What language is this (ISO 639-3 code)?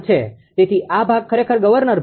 guj